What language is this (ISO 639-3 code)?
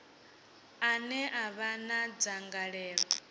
ven